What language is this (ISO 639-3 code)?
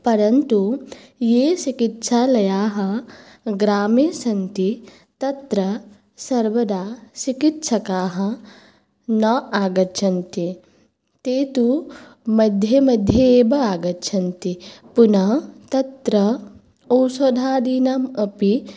san